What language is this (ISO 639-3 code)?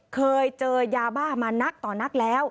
tha